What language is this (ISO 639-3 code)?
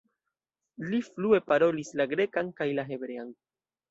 epo